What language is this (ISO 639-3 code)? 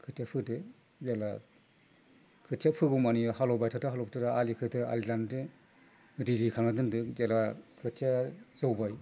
brx